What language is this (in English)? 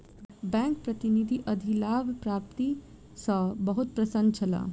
Maithili